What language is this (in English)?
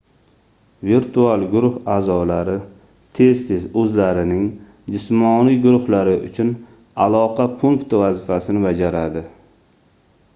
Uzbek